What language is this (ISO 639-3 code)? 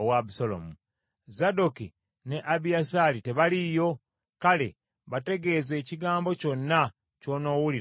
lug